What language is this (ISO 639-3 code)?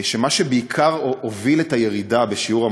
heb